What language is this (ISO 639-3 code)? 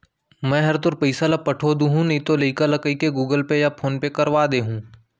hne